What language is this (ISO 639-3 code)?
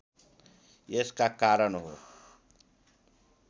nep